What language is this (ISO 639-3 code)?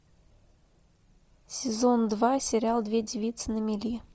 rus